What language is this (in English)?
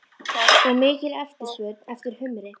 Icelandic